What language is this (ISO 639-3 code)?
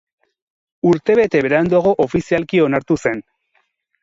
eus